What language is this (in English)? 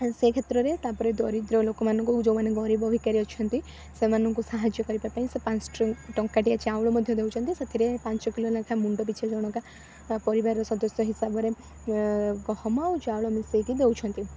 Odia